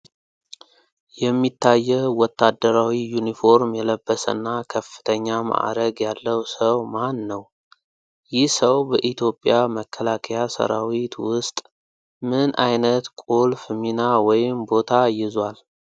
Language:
Amharic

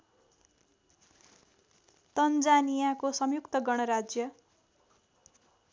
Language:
Nepali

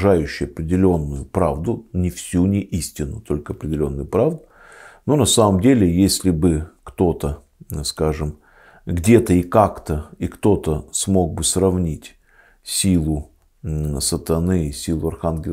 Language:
Russian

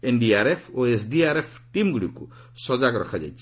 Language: Odia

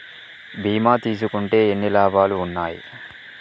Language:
Telugu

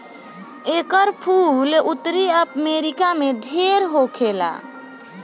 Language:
Bhojpuri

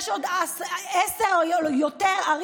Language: Hebrew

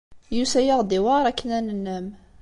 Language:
Kabyle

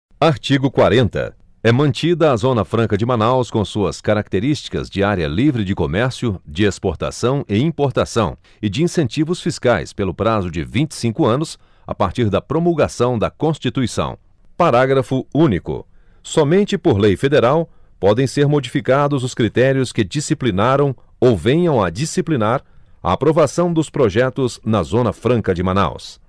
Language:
Portuguese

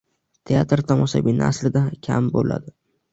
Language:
Uzbek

